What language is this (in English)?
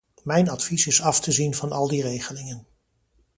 Dutch